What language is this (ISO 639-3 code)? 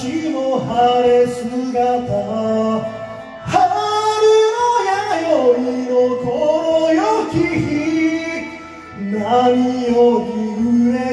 tur